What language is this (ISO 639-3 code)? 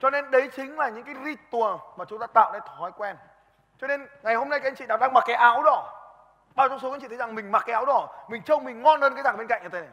vie